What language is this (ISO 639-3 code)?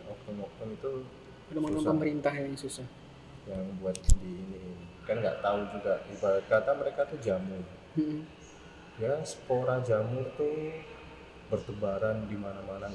ind